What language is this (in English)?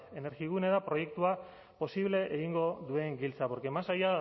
Basque